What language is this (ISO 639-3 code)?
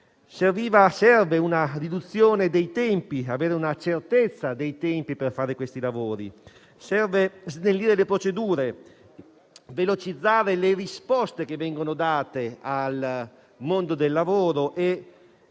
ita